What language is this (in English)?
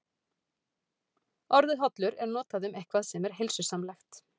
Icelandic